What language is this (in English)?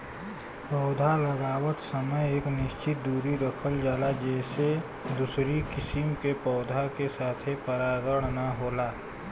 Bhojpuri